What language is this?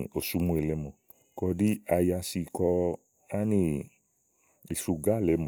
Igo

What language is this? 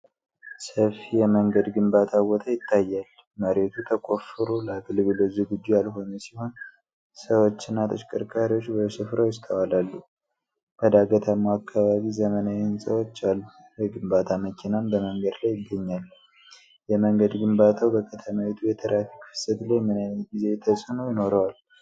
Amharic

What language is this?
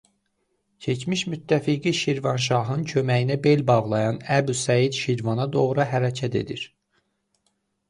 Azerbaijani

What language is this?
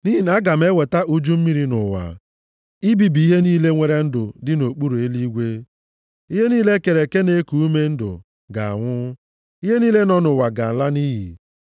Igbo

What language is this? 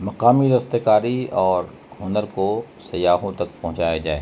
Urdu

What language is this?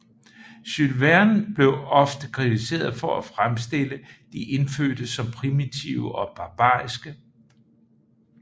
Danish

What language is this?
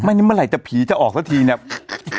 Thai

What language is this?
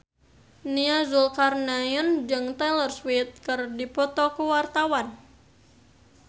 Sundanese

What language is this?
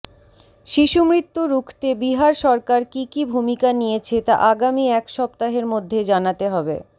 Bangla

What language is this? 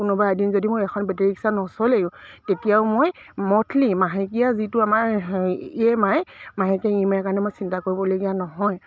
Assamese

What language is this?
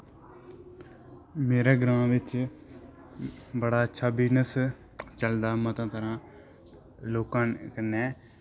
Dogri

